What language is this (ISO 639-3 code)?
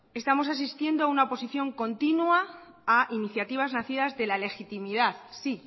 spa